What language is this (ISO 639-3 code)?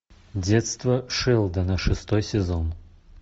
rus